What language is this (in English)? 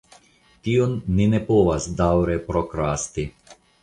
Esperanto